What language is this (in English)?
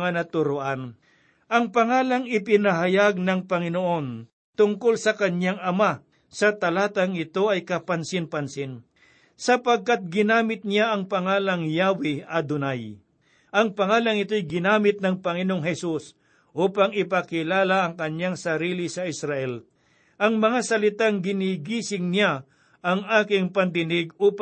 Filipino